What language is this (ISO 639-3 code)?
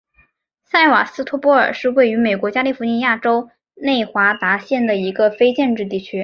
zho